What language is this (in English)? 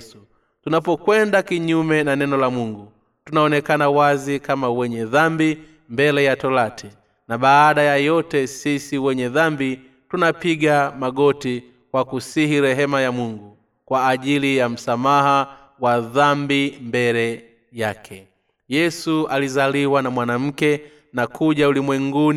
Swahili